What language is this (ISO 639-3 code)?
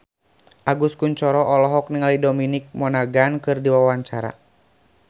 sun